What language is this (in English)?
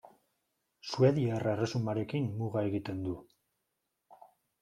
Basque